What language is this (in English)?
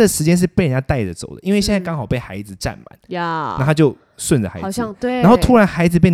Chinese